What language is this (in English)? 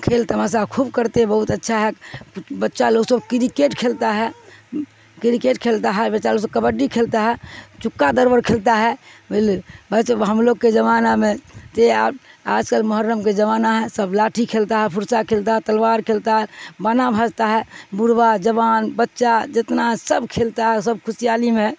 Urdu